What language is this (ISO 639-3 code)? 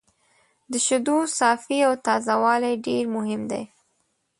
pus